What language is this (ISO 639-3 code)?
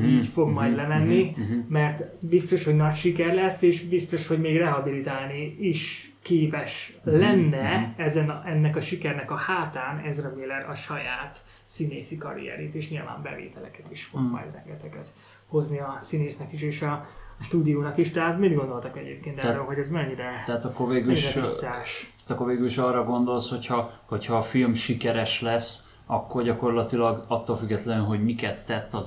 hun